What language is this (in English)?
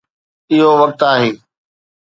Sindhi